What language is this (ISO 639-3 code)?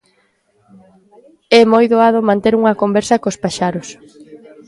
glg